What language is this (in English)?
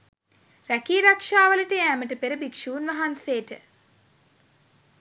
Sinhala